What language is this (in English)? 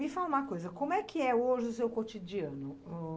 Portuguese